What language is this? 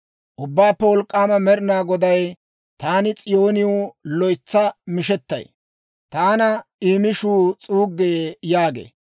Dawro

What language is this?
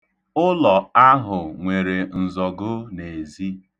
Igbo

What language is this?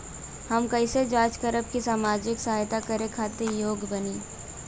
Bhojpuri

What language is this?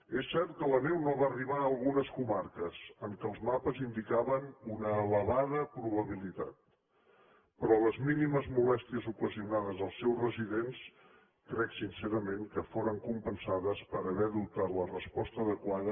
Catalan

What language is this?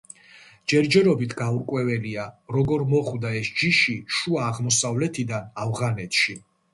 Georgian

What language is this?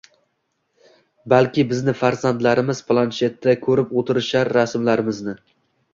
Uzbek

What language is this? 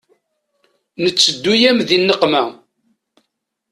Kabyle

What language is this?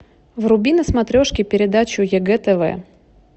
Russian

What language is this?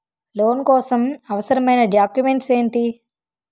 Telugu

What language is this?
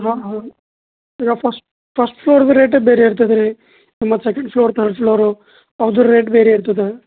Kannada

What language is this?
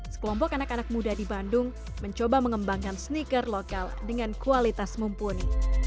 Indonesian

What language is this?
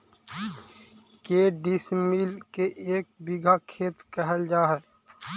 Magahi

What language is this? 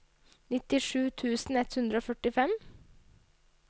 Norwegian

